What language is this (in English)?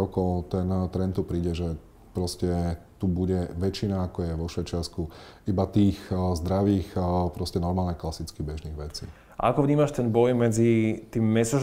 Slovak